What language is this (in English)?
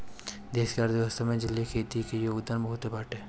Bhojpuri